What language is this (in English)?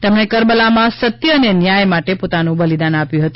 Gujarati